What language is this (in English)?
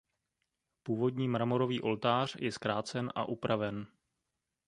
Czech